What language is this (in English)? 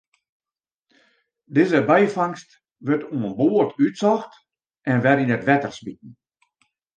Western Frisian